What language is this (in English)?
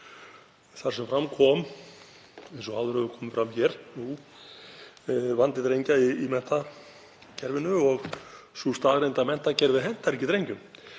Icelandic